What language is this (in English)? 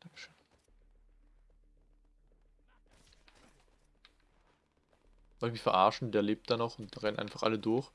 German